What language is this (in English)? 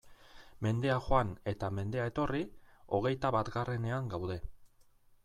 Basque